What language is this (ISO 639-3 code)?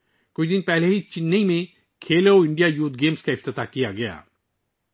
urd